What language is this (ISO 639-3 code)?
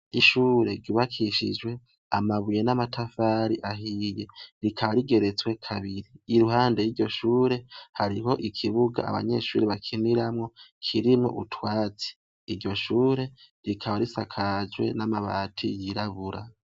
run